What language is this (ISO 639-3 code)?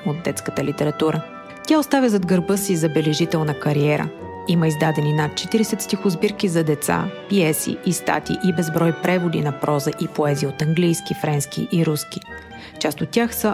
bul